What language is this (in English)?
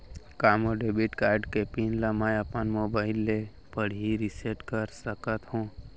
Chhattisgarhi